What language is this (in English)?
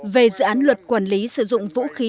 Vietnamese